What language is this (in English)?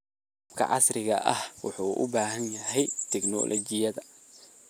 Somali